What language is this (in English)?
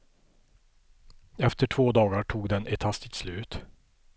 Swedish